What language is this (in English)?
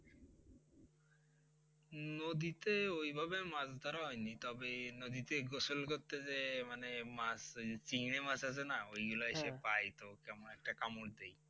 Bangla